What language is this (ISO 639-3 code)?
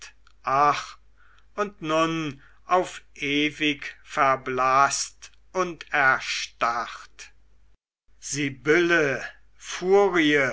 deu